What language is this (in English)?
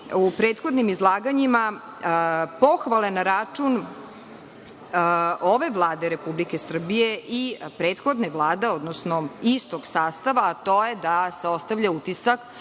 Serbian